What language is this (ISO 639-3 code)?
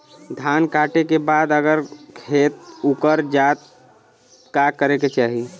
bho